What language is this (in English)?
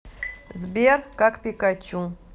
Russian